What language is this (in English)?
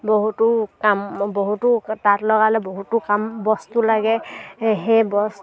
Assamese